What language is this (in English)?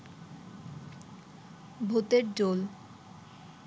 Bangla